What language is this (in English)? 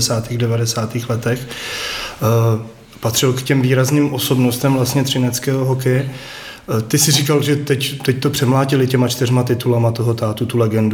Czech